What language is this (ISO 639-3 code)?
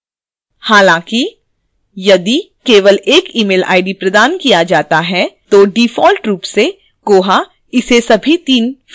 hin